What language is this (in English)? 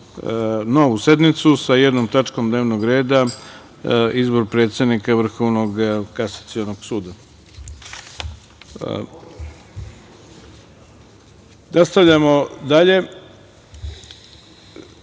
Serbian